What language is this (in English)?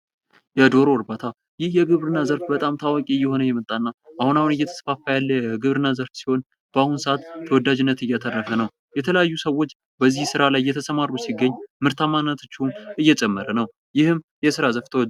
Amharic